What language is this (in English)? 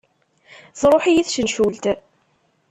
Kabyle